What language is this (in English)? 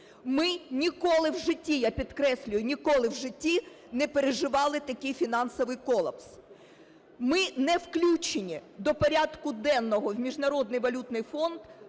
Ukrainian